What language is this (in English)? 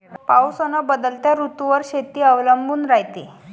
Marathi